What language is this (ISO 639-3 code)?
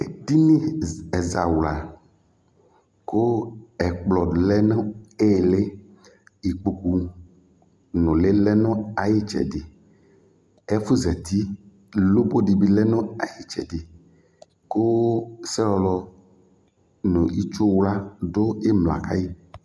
kpo